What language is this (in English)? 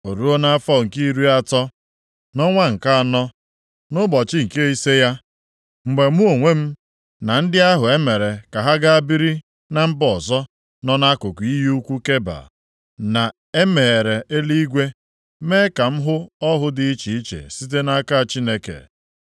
Igbo